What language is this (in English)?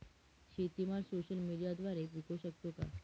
Marathi